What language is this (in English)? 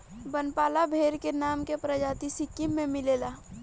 Bhojpuri